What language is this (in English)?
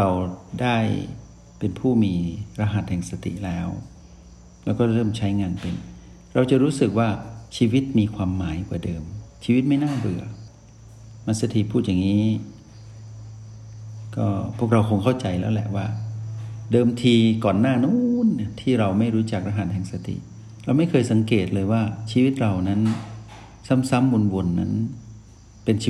Thai